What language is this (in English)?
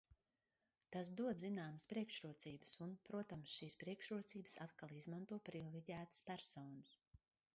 Latvian